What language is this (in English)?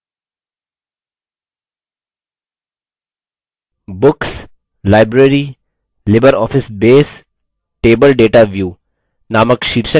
Hindi